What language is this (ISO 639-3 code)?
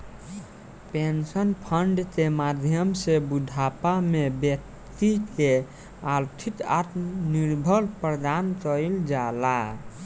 bho